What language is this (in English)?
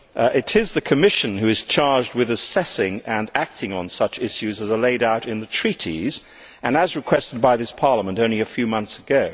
English